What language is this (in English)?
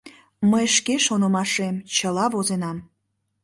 Mari